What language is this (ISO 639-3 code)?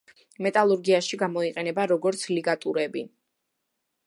kat